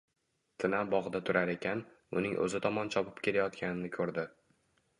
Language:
Uzbek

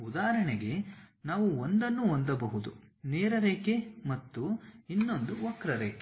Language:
Kannada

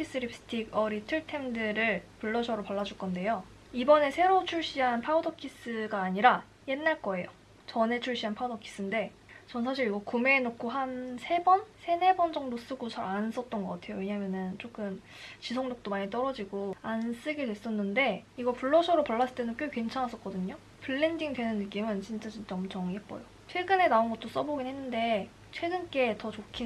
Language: Korean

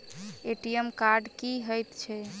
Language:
Maithili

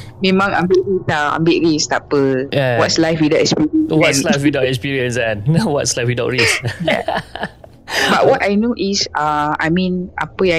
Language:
Malay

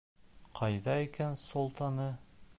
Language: Bashkir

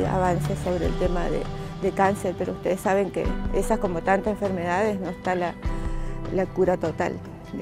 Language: Spanish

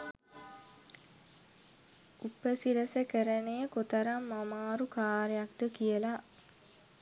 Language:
Sinhala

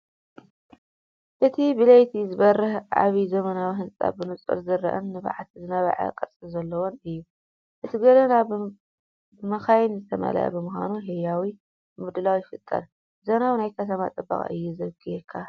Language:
Tigrinya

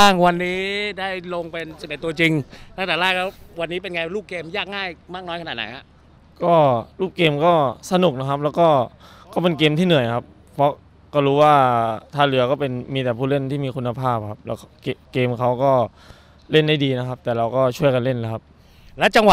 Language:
Thai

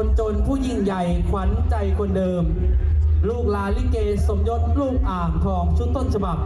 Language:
Thai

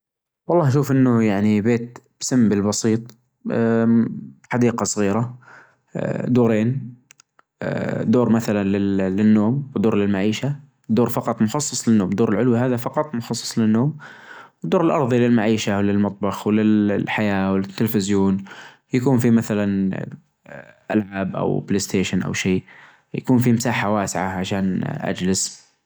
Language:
Najdi Arabic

